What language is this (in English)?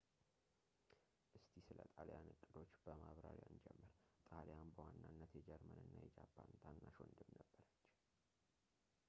Amharic